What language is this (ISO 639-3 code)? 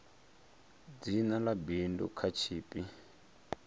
ven